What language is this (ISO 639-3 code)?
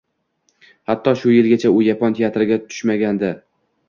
uzb